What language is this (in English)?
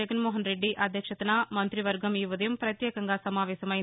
Telugu